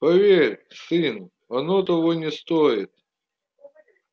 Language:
Russian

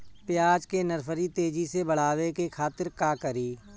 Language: Bhojpuri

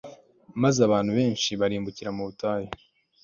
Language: Kinyarwanda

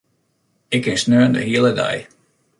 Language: Western Frisian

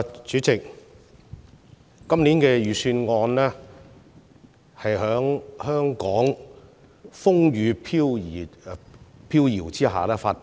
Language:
Cantonese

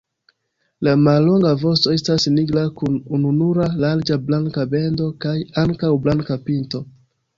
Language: Esperanto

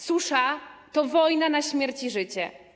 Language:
Polish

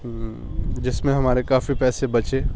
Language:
Urdu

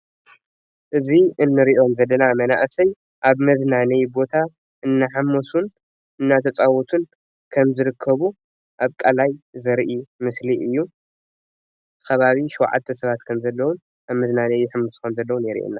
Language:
Tigrinya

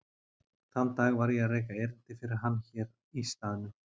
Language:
Icelandic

